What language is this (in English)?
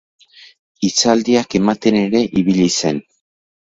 Basque